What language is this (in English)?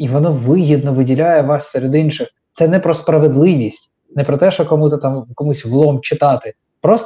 Ukrainian